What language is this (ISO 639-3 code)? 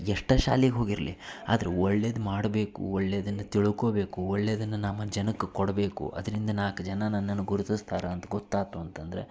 kan